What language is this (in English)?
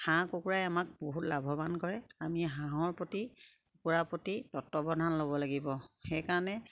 Assamese